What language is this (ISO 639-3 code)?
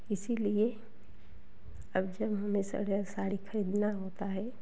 hin